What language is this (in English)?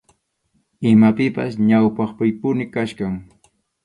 Arequipa-La Unión Quechua